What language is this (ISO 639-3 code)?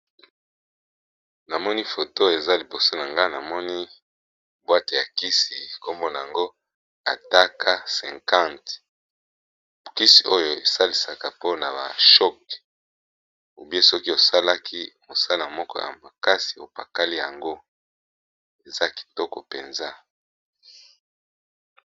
lin